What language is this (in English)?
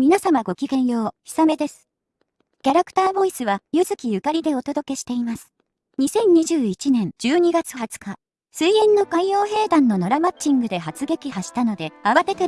Japanese